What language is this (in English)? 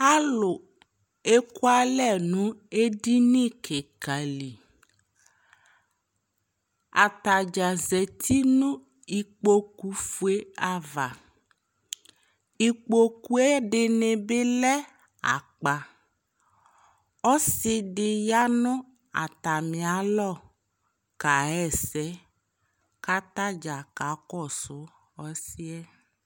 Ikposo